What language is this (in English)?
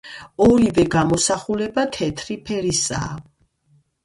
Georgian